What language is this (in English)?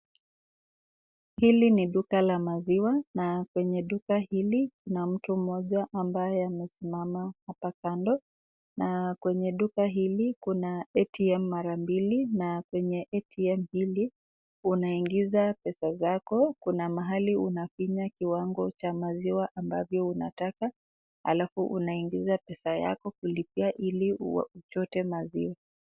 Swahili